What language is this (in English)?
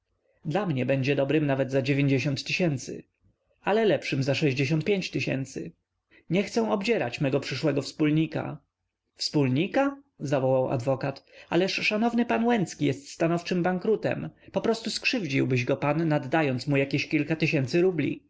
Polish